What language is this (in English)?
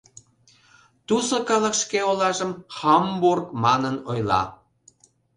Mari